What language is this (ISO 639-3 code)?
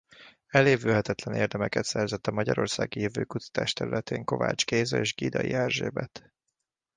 hun